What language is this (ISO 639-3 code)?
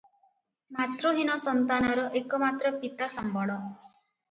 ori